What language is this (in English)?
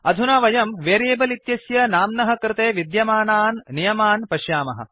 Sanskrit